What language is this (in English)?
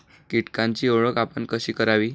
Marathi